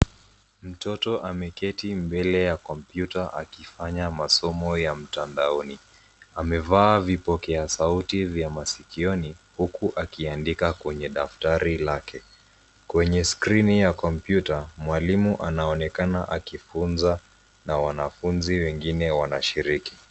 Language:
Swahili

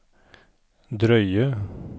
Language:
Norwegian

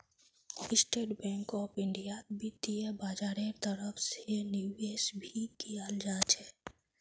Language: Magahi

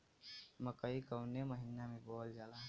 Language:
Bhojpuri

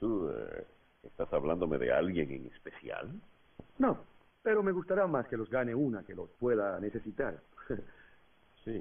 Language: Spanish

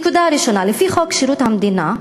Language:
Hebrew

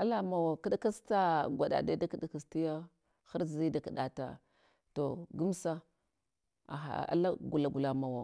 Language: Hwana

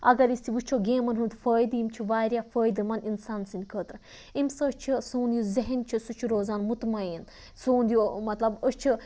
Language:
Kashmiri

